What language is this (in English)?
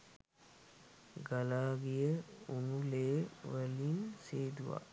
Sinhala